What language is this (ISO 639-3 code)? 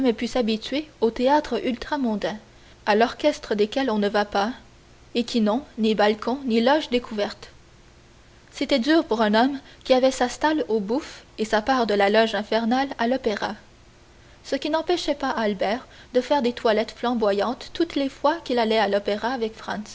fra